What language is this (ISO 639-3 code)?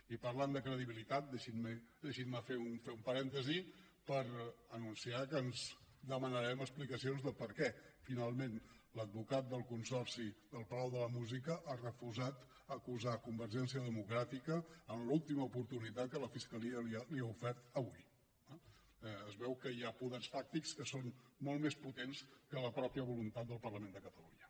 cat